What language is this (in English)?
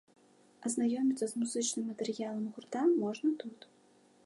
Belarusian